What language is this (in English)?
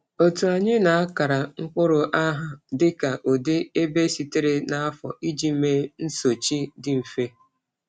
Igbo